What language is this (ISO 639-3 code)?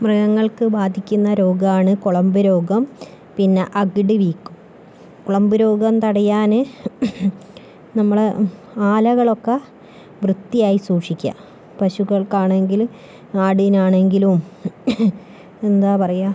mal